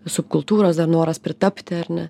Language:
Lithuanian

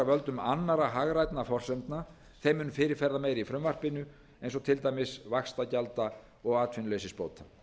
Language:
Icelandic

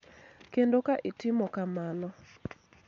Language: Luo (Kenya and Tanzania)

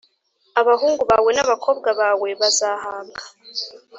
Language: Kinyarwanda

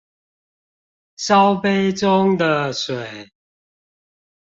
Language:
Chinese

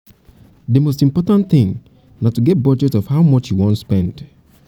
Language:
Nigerian Pidgin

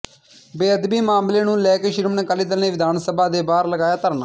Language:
Punjabi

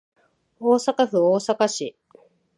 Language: Japanese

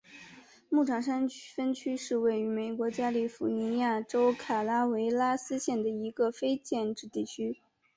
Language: Chinese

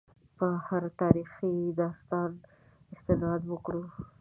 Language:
Pashto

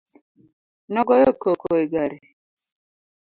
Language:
Luo (Kenya and Tanzania)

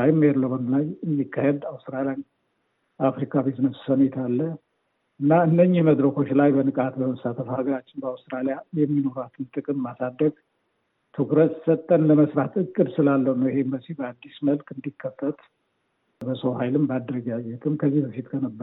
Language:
Amharic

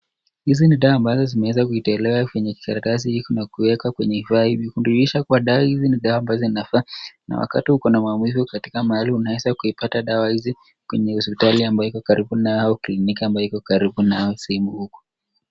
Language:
Swahili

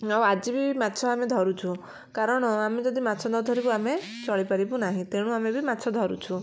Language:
Odia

